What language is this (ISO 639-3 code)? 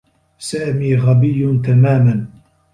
ara